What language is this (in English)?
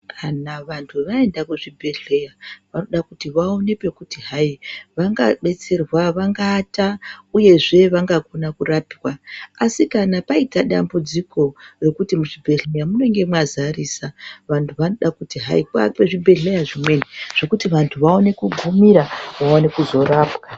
Ndau